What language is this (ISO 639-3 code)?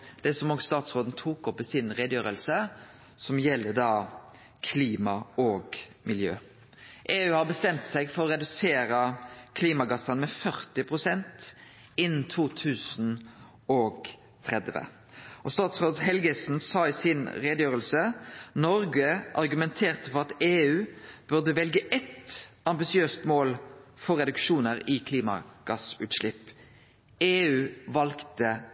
nno